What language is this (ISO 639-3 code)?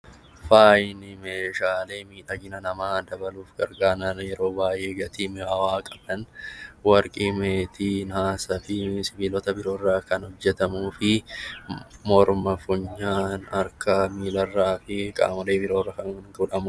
orm